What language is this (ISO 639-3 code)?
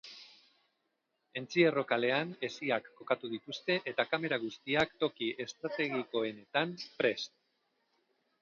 eus